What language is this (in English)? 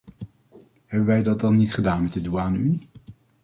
Dutch